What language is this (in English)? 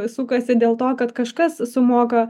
Lithuanian